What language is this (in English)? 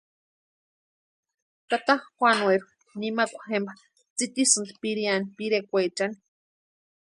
Western Highland Purepecha